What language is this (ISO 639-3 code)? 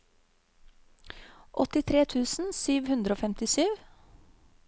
nor